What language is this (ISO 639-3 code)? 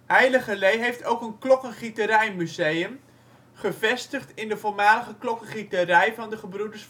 nld